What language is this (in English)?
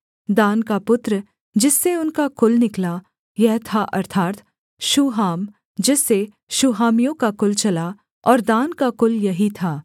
Hindi